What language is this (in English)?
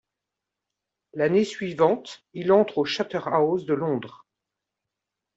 French